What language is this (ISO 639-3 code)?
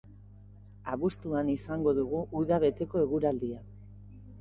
eus